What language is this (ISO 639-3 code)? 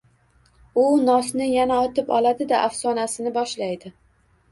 uzb